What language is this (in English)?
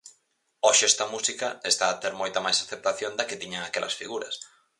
Galician